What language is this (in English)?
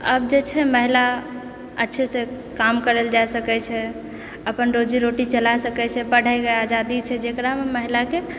Maithili